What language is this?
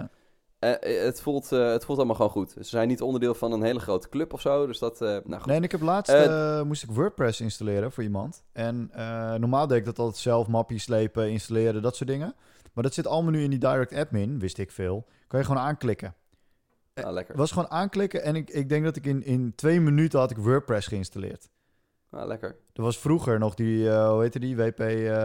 Dutch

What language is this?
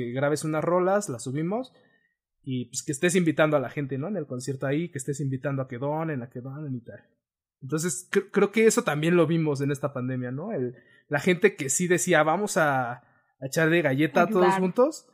Spanish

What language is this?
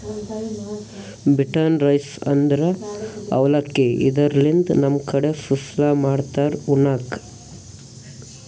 Kannada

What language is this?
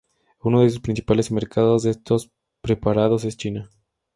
Spanish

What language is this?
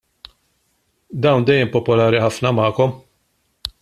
Maltese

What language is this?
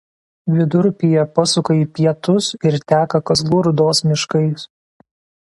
Lithuanian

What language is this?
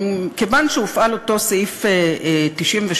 Hebrew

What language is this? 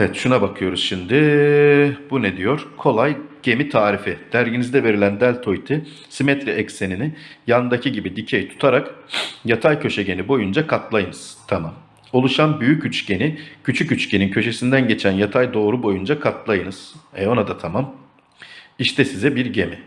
Turkish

